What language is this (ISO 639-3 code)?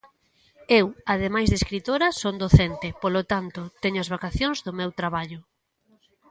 glg